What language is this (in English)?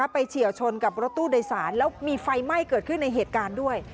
Thai